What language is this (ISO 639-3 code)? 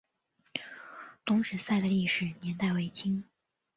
zho